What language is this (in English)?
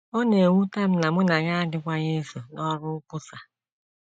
Igbo